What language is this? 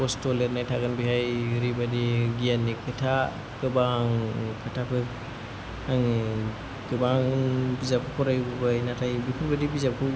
Bodo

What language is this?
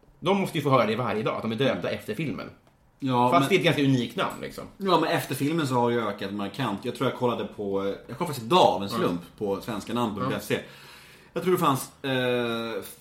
Swedish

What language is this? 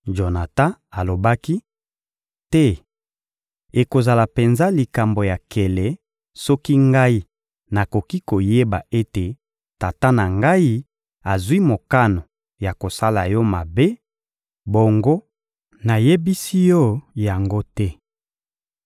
Lingala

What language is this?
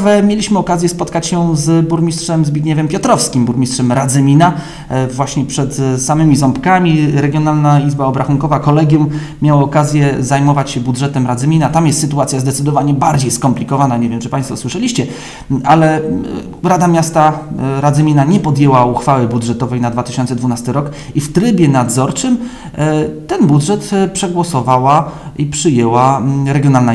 Polish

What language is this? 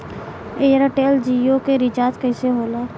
Bhojpuri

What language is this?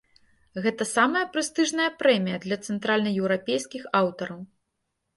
Belarusian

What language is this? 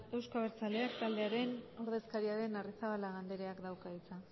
Basque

